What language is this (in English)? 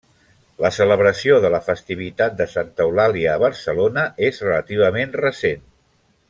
Catalan